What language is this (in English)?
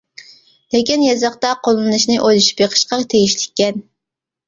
Uyghur